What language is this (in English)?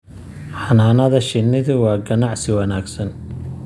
Somali